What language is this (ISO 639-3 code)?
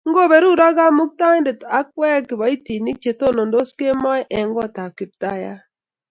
kln